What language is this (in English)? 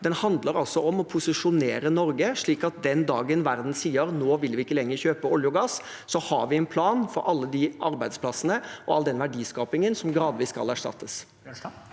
Norwegian